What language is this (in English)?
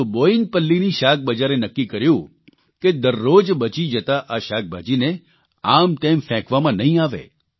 Gujarati